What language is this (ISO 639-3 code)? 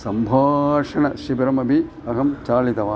san